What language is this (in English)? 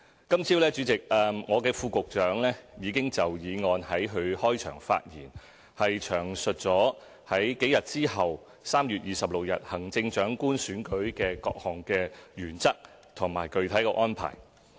Cantonese